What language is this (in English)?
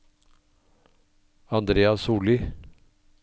Norwegian